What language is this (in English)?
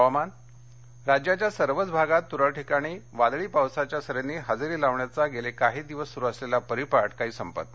Marathi